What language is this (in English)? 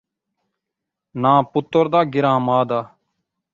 Saraiki